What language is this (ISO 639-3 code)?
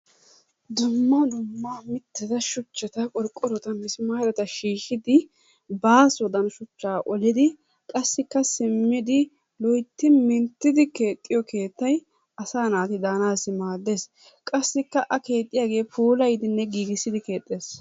wal